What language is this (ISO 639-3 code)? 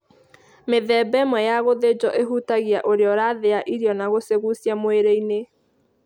kik